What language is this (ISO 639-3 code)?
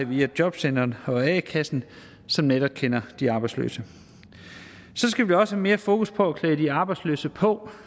dan